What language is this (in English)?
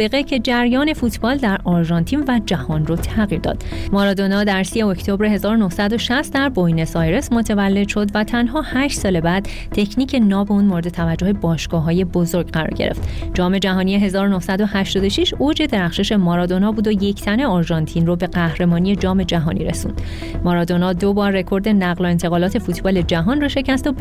Persian